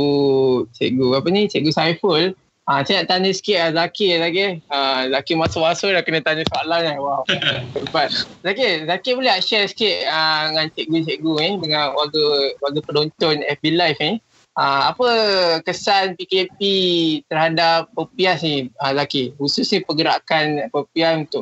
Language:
Malay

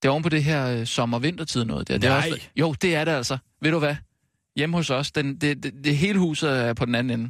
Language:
Danish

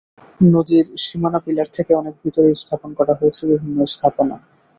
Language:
Bangla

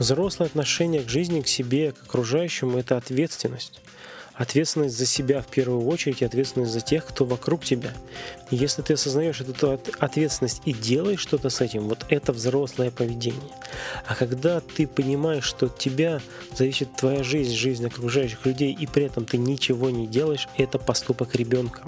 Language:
Russian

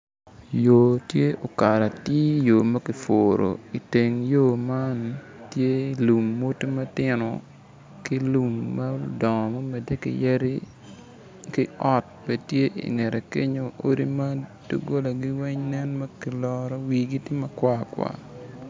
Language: Acoli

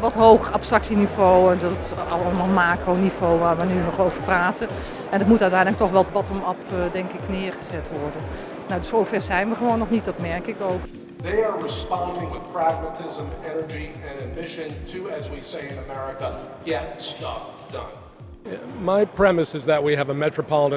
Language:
Dutch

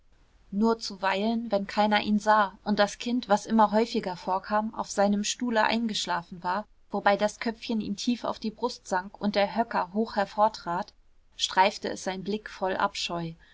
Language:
German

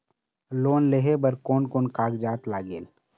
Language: Chhattisgarhi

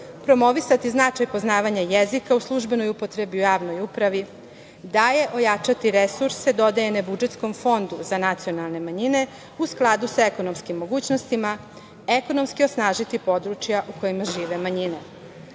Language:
Serbian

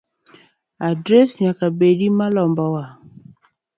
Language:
Luo (Kenya and Tanzania)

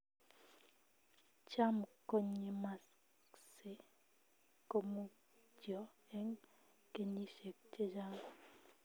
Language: Kalenjin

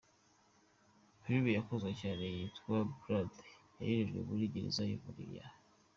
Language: Kinyarwanda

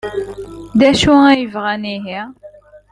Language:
Kabyle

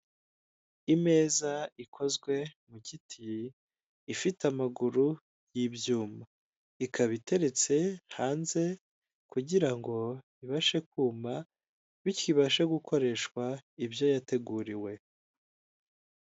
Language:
Kinyarwanda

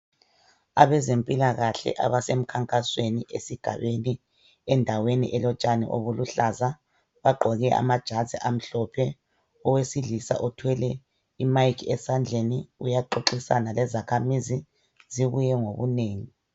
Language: North Ndebele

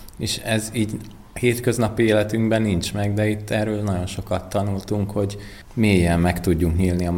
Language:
Hungarian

